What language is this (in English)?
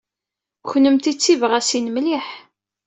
Kabyle